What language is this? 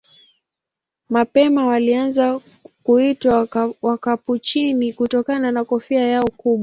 Swahili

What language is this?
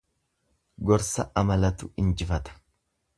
Oromo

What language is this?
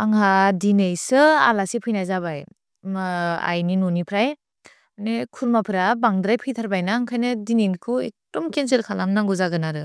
Bodo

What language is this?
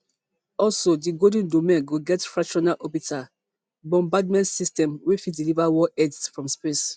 Nigerian Pidgin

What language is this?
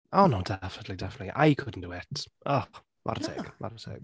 Welsh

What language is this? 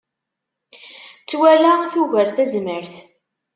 Kabyle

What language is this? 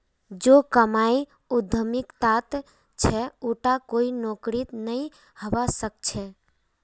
Magahi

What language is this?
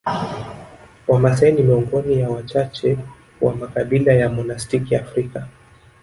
Swahili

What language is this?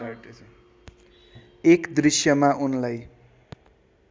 Nepali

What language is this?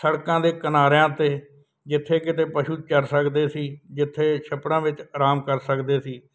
Punjabi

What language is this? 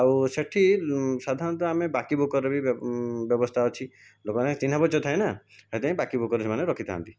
Odia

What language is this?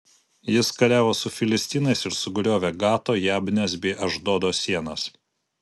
Lithuanian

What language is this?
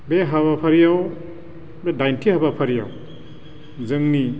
Bodo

